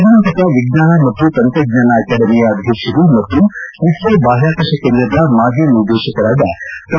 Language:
Kannada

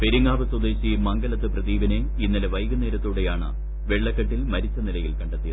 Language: Malayalam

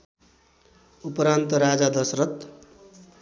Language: Nepali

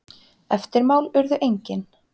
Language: Icelandic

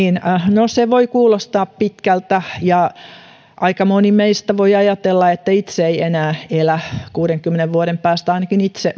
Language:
Finnish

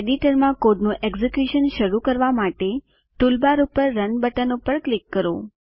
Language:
Gujarati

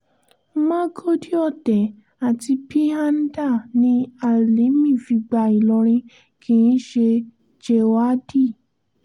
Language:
Yoruba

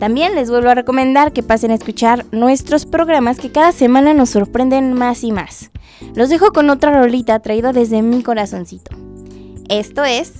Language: Spanish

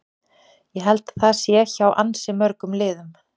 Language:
Icelandic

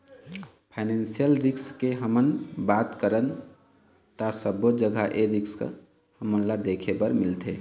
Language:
Chhattisgarhi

